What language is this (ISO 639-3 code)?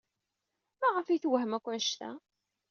kab